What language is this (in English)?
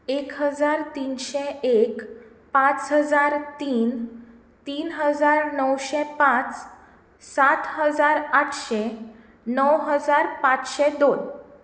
Konkani